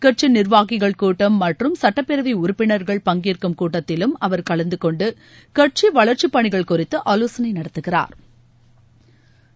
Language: Tamil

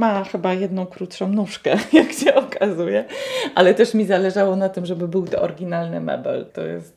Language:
Polish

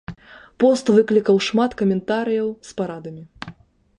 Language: Belarusian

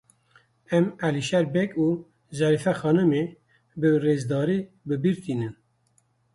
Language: Kurdish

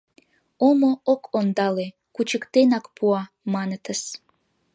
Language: Mari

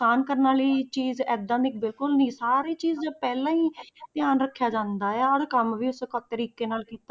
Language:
Punjabi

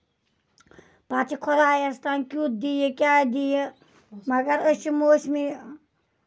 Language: Kashmiri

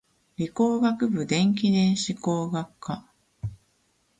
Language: Japanese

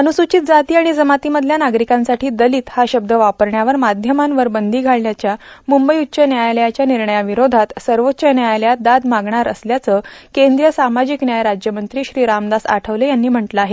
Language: Marathi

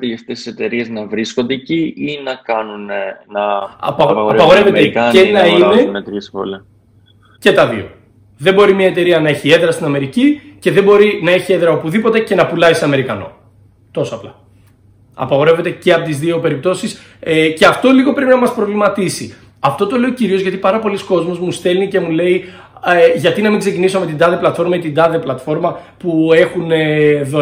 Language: Greek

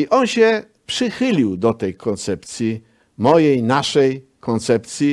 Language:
Polish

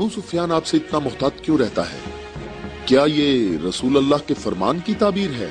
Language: Urdu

